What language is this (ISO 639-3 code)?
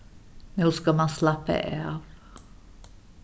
fao